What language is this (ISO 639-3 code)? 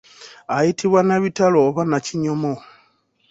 lug